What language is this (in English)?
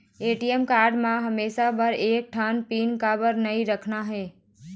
Chhattisgarhi